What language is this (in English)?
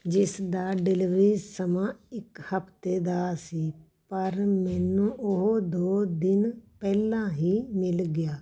Punjabi